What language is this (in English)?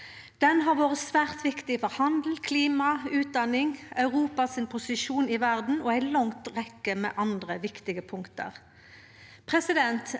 Norwegian